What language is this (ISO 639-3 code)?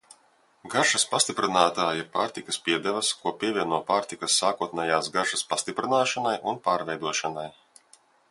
lav